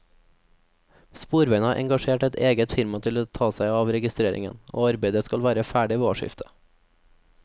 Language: Norwegian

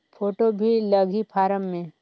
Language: Chhattisgarhi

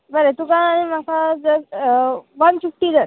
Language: Konkani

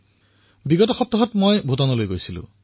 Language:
Assamese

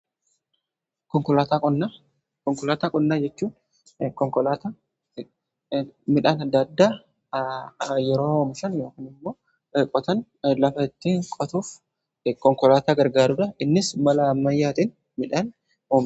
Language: Oromo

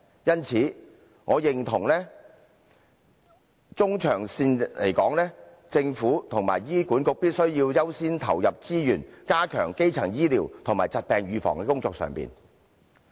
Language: Cantonese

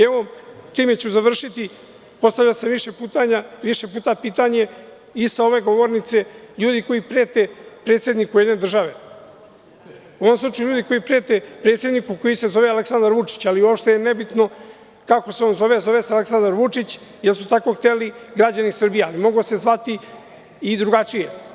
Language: Serbian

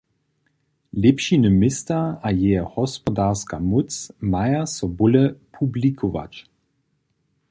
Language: Upper Sorbian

